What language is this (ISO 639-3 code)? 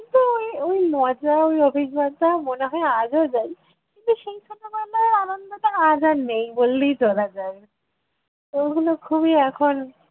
ben